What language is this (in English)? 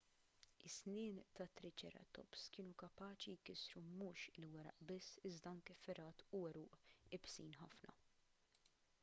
Maltese